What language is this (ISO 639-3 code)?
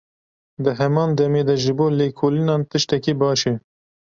kur